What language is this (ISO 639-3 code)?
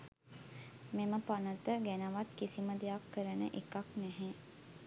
sin